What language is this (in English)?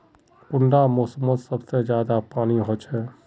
Magahi